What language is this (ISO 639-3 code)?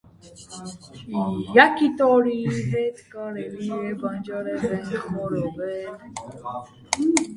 hye